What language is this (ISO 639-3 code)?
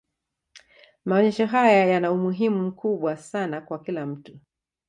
swa